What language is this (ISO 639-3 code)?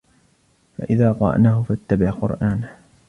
ara